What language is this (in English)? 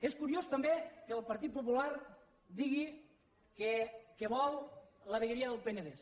Catalan